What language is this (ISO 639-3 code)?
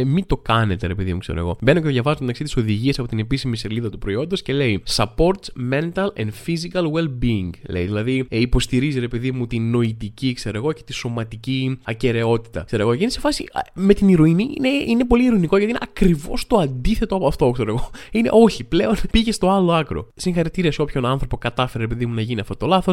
ell